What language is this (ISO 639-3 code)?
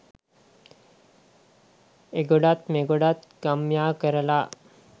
sin